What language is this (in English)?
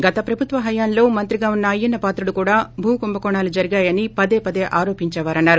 Telugu